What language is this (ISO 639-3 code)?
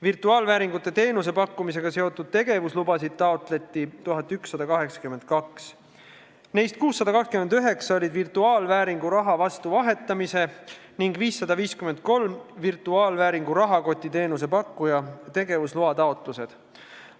est